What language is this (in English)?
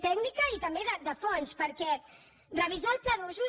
Catalan